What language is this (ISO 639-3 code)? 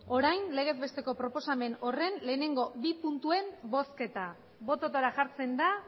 eus